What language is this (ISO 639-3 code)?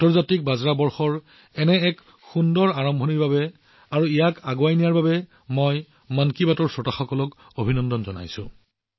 asm